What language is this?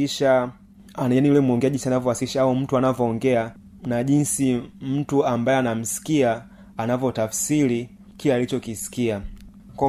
Swahili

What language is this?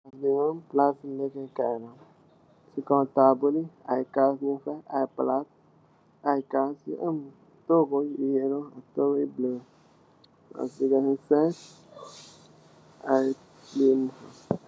Wolof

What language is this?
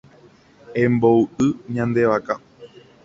Guarani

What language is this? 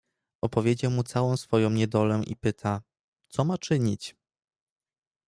Polish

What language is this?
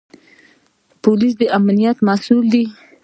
Pashto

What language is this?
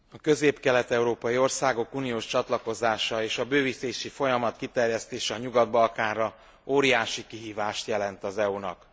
Hungarian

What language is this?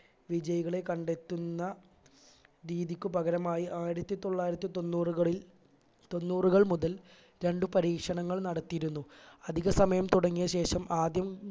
Malayalam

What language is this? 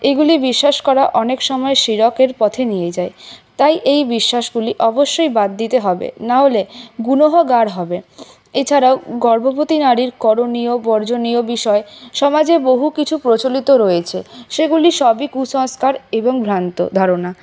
Bangla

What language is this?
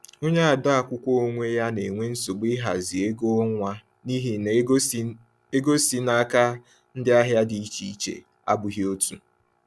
Igbo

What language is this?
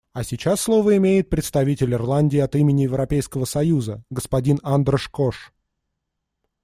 Russian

